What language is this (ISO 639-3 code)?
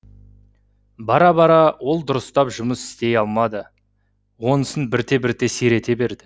kaz